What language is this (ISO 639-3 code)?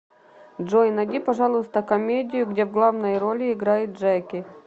rus